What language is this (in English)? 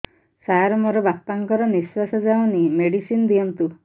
Odia